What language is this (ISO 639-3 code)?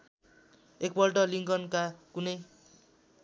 nep